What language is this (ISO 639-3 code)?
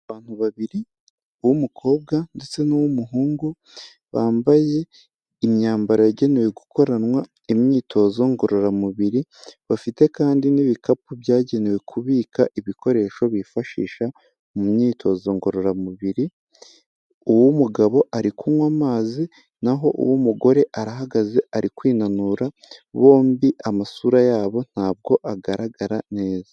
kin